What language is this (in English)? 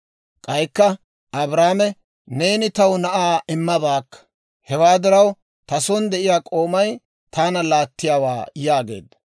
Dawro